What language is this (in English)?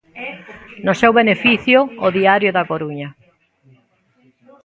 Galician